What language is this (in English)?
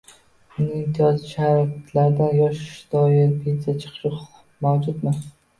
Uzbek